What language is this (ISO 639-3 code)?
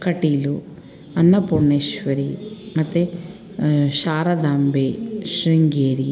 kan